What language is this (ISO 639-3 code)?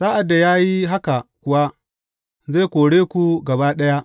hau